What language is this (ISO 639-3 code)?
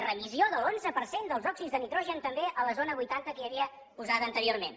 cat